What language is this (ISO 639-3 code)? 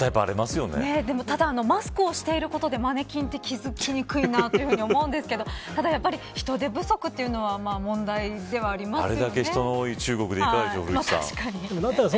jpn